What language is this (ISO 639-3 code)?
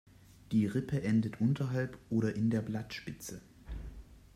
deu